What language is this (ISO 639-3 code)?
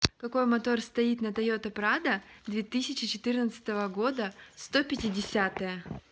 rus